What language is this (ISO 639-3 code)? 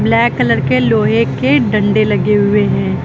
hin